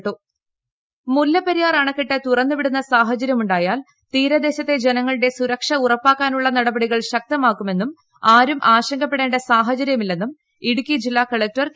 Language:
Malayalam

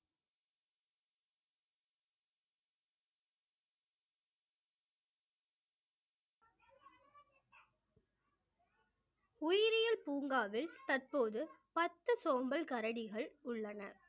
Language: Tamil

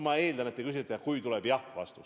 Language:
Estonian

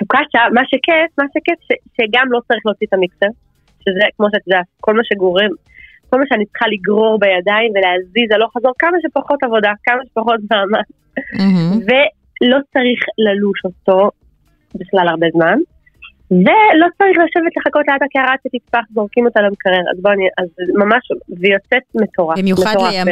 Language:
Hebrew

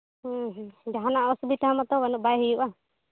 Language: Santali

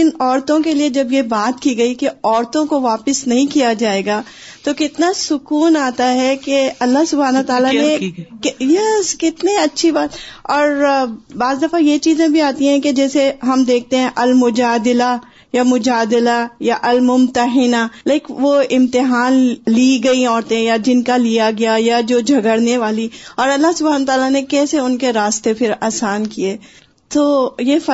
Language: Urdu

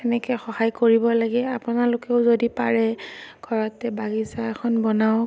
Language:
Assamese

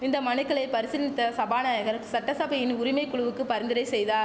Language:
Tamil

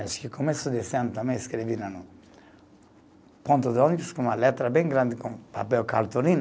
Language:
Portuguese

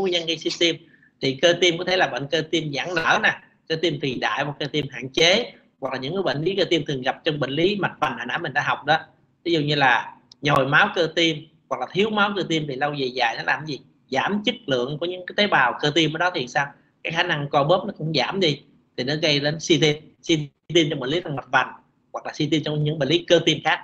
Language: Vietnamese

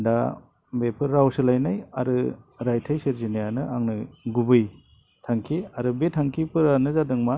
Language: Bodo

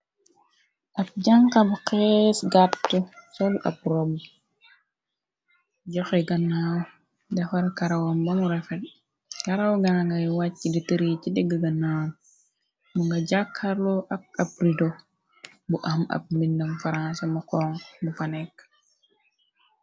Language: Wolof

